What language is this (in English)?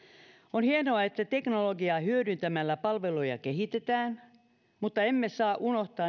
Finnish